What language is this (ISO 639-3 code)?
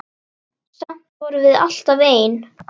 isl